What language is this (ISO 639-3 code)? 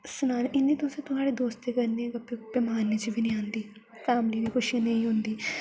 doi